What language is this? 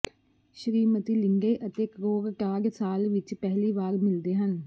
Punjabi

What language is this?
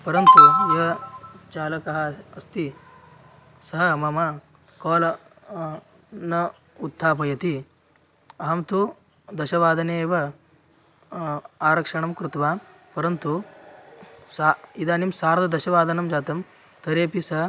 Sanskrit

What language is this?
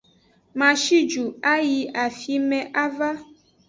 Aja (Benin)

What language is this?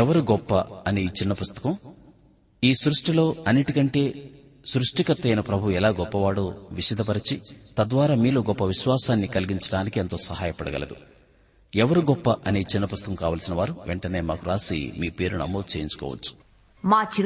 Telugu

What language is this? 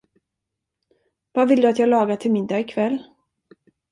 Swedish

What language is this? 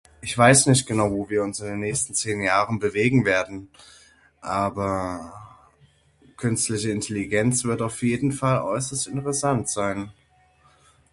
German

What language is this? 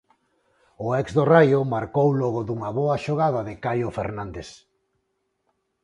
Galician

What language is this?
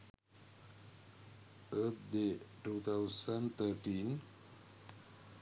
Sinhala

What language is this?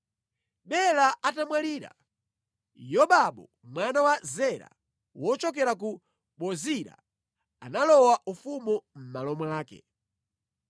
Nyanja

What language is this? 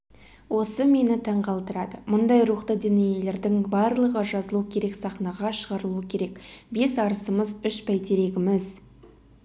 Kazakh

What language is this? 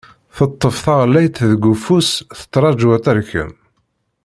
Kabyle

